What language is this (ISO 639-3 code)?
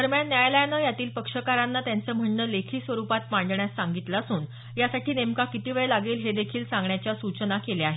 mar